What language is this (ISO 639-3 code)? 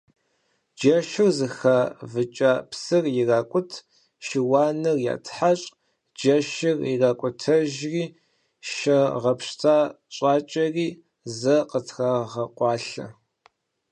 kbd